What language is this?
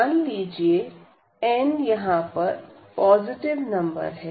Hindi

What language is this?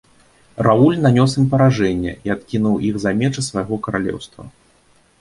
Belarusian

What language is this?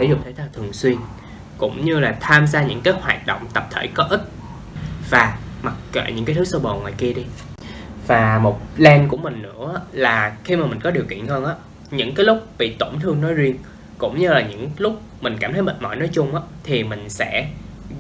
Vietnamese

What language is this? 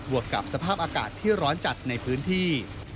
Thai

